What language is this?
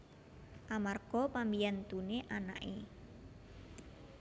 Javanese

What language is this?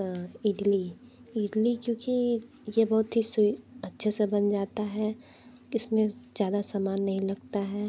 Hindi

